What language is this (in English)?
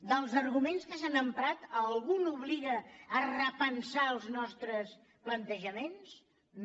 Catalan